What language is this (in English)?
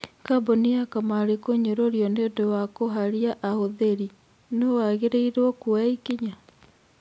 Kikuyu